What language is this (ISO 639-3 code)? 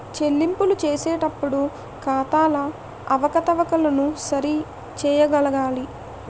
tel